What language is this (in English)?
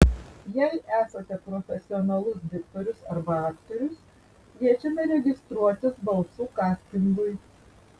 Lithuanian